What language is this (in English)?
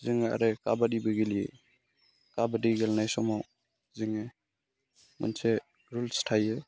Bodo